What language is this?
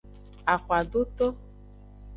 Aja (Benin)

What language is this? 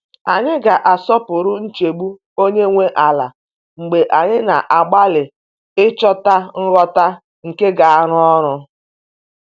Igbo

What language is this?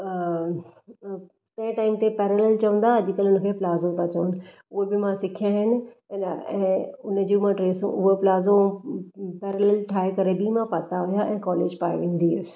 Sindhi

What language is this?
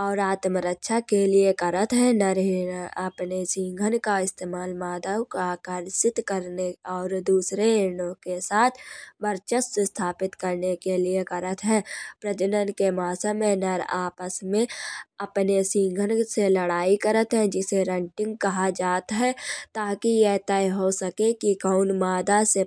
Kanauji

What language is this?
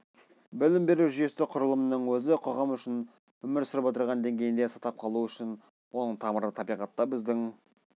Kazakh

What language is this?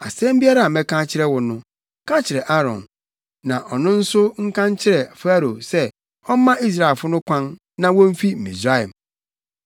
Akan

